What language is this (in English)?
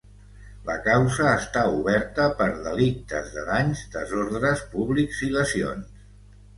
Catalan